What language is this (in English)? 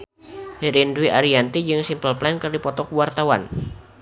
Sundanese